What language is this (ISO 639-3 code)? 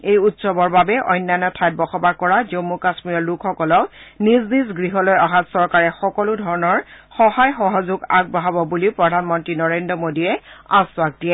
asm